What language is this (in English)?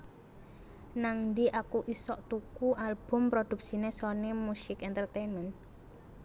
Javanese